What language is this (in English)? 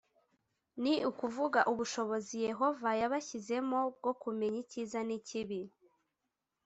Kinyarwanda